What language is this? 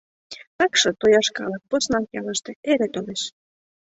Mari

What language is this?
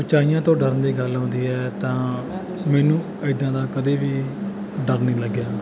Punjabi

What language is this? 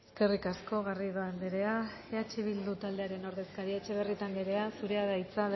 Basque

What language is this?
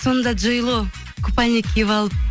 Kazakh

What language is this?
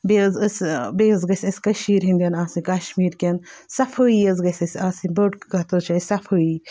Kashmiri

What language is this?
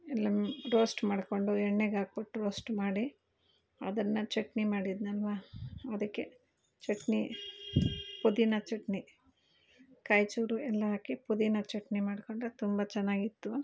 Kannada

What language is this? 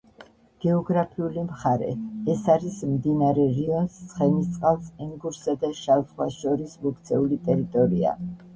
Georgian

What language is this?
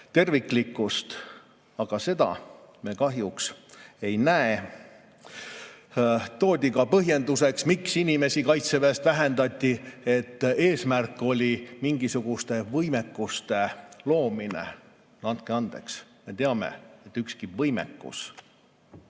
Estonian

